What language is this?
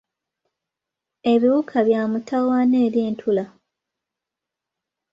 Ganda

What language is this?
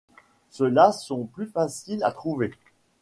French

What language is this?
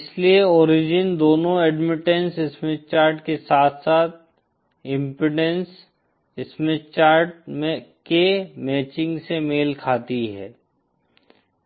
Hindi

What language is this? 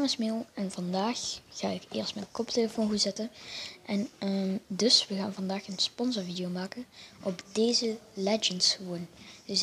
Dutch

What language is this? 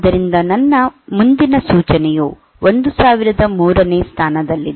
Kannada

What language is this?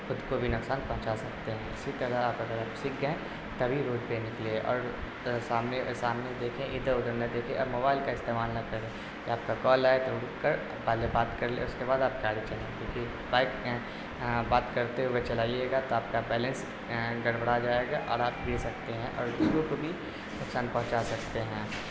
Urdu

